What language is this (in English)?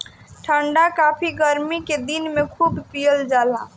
Bhojpuri